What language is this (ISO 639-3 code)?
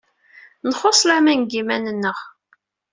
kab